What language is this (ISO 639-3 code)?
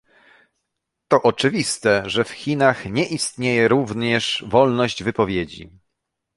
pol